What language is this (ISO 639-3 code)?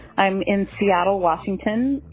eng